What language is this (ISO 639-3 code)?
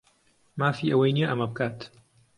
ckb